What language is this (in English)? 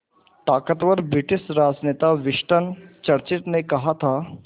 Hindi